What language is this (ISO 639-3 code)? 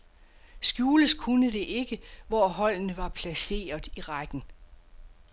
dan